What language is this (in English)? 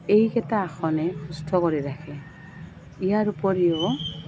Assamese